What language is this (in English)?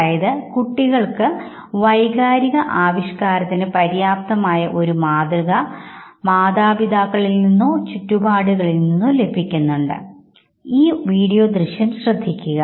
Malayalam